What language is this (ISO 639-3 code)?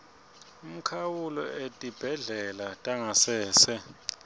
ssw